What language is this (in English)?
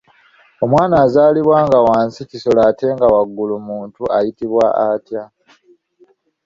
Ganda